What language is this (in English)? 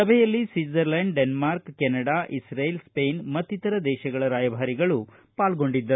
Kannada